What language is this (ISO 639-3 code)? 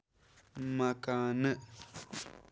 kas